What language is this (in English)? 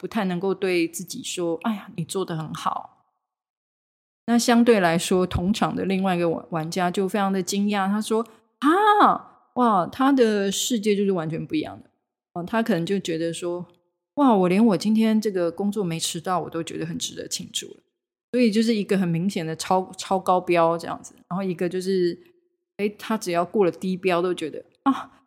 Chinese